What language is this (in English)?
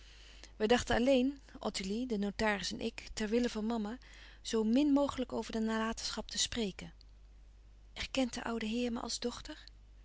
Dutch